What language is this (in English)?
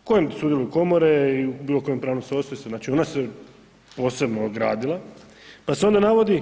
Croatian